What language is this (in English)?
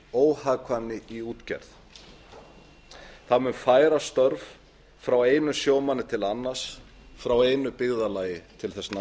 Icelandic